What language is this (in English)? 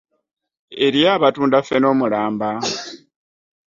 Ganda